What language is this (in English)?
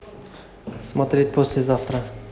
Russian